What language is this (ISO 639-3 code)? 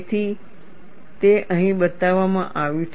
guj